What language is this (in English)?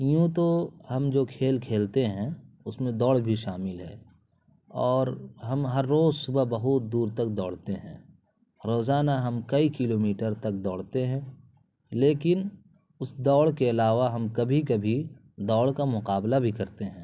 Urdu